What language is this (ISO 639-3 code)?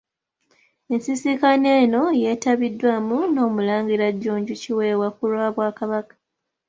lug